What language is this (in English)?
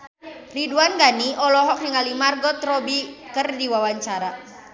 Sundanese